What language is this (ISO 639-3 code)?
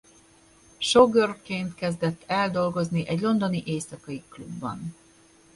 hun